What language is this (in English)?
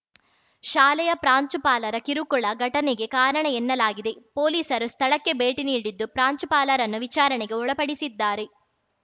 Kannada